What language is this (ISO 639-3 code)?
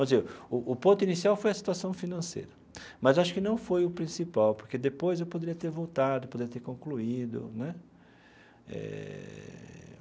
por